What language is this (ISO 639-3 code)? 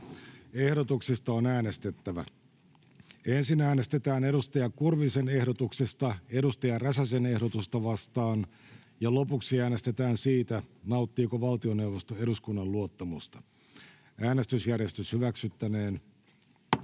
fin